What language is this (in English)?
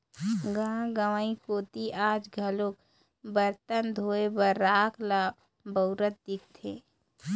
Chhattisgarhi